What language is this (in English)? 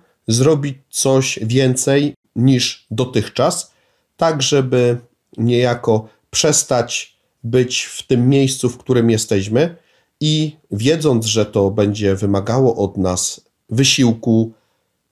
Polish